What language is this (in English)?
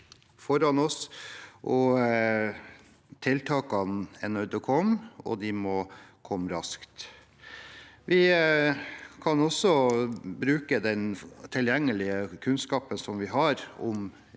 Norwegian